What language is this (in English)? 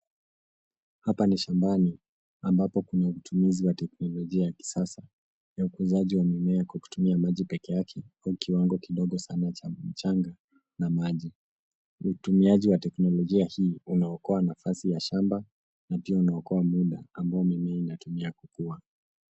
Swahili